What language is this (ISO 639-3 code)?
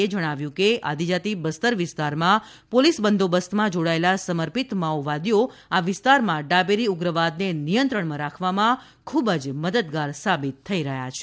guj